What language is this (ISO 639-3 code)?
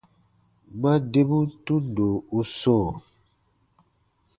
bba